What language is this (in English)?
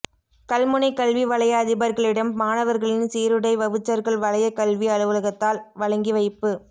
Tamil